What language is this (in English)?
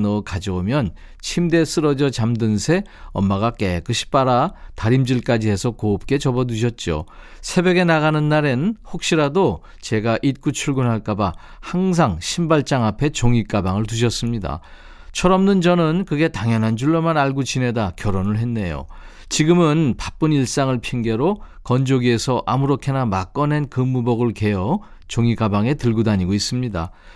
Korean